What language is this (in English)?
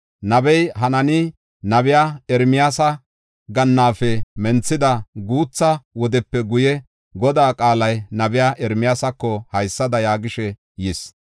Gofa